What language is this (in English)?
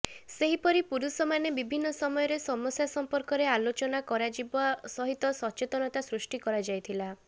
Odia